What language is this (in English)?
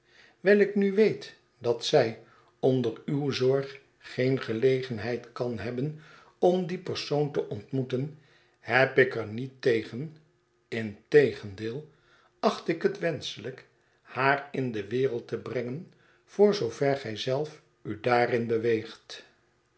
Dutch